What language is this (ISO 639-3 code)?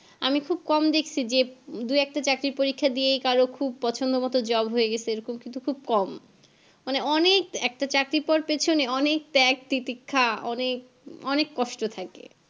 ben